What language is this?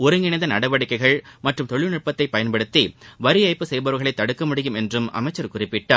Tamil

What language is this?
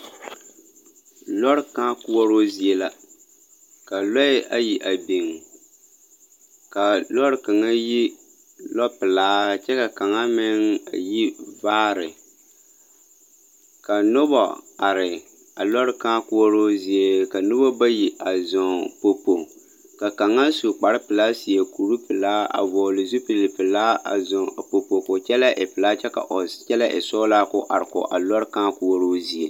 Southern Dagaare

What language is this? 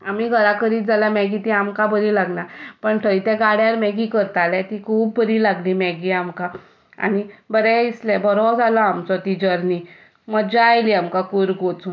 Konkani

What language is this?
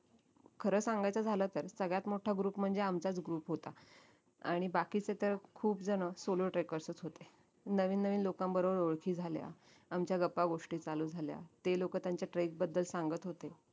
Marathi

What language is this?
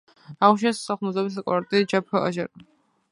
Georgian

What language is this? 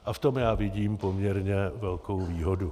Czech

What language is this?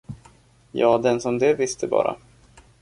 Swedish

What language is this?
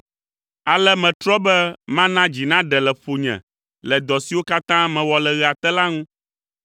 Ewe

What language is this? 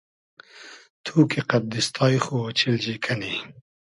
Hazaragi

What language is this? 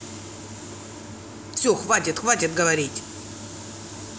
Russian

